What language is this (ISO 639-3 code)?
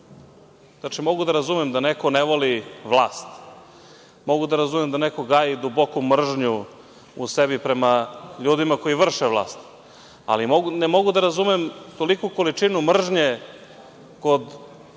srp